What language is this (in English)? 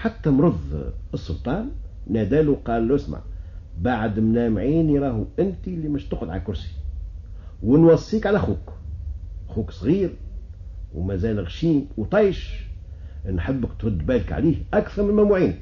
Arabic